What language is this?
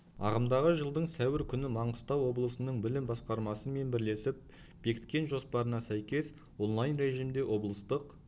Kazakh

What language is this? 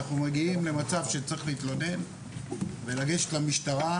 Hebrew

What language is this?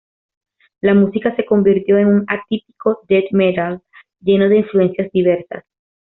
Spanish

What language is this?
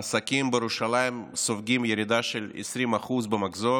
Hebrew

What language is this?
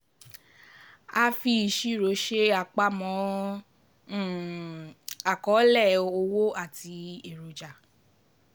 Yoruba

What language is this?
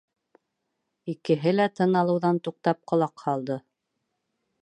Bashkir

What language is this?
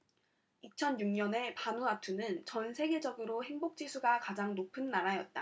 Korean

